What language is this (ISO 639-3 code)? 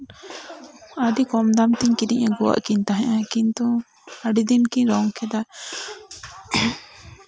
sat